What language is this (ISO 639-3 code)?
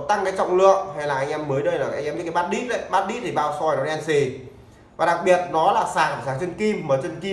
vie